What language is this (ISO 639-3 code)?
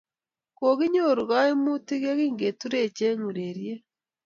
kln